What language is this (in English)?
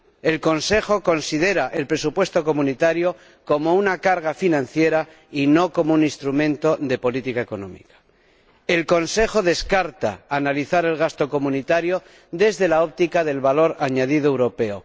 Spanish